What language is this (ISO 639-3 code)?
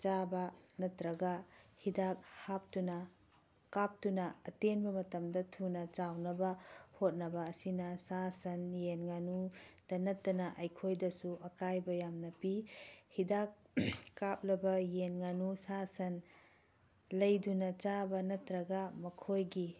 mni